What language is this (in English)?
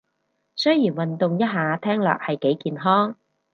Cantonese